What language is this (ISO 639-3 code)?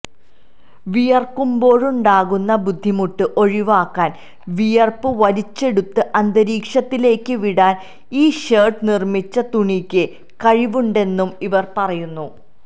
mal